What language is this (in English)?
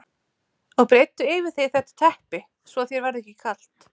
Icelandic